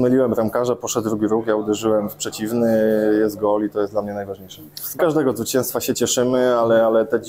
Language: Polish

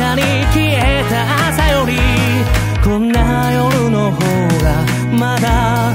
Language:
Japanese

